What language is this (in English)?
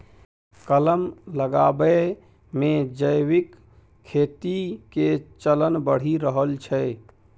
Maithili